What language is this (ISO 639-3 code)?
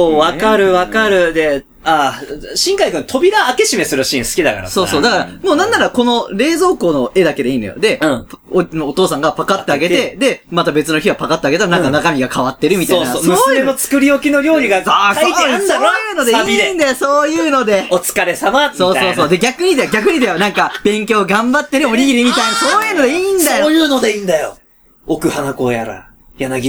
jpn